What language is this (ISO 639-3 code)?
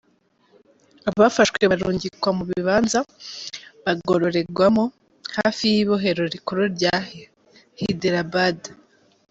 kin